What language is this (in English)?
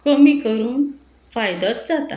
Konkani